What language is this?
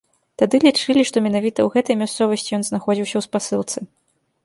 Belarusian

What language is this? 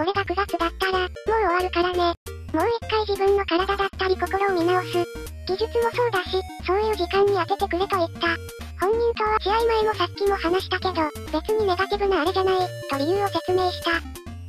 Japanese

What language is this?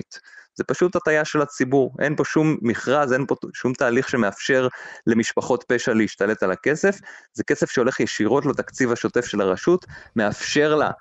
Hebrew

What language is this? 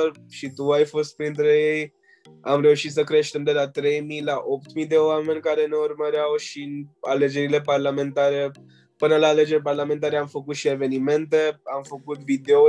Romanian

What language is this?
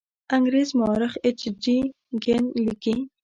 Pashto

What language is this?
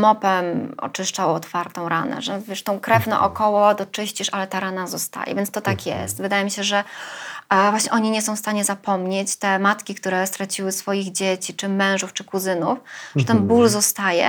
Polish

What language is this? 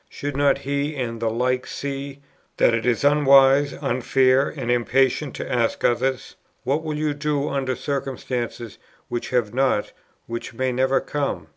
English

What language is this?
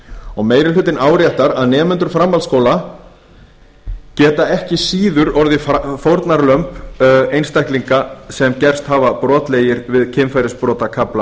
Icelandic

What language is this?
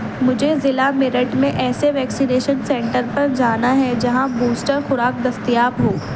Urdu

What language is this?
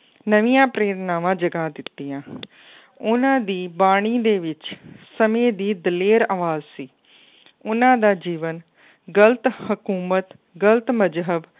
Punjabi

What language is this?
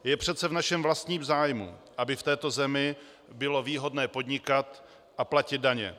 Czech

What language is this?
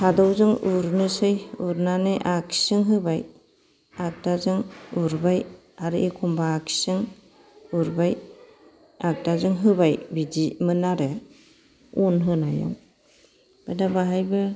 Bodo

